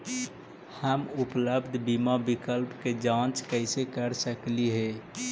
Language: Magahi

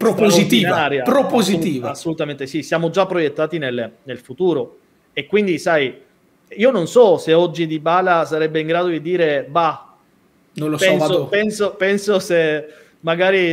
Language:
Italian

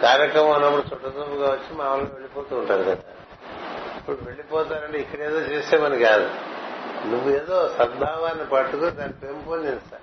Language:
Telugu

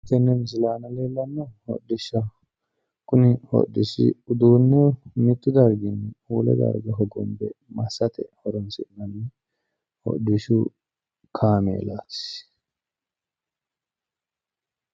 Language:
Sidamo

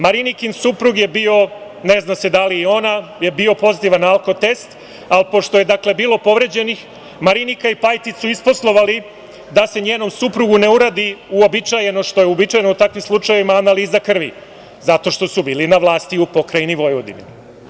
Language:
Serbian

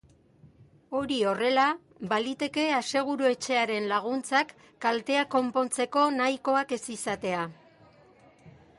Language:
Basque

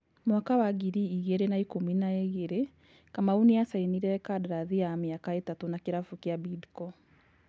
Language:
Kikuyu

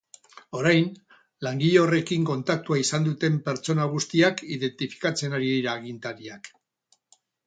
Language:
Basque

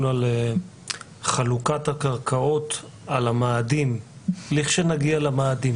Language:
Hebrew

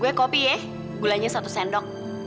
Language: Indonesian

